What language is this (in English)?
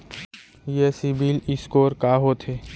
Chhattisgarhi